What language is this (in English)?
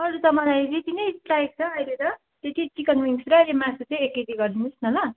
Nepali